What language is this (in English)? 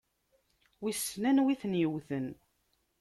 Kabyle